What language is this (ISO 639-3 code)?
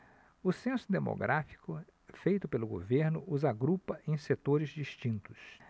por